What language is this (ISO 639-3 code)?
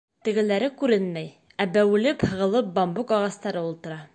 bak